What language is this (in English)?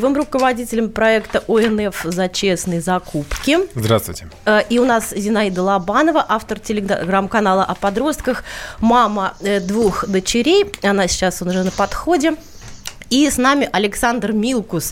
Russian